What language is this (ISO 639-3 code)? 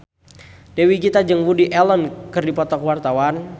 sun